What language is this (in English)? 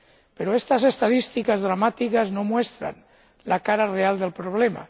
Spanish